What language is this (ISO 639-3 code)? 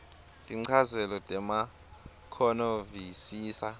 ssw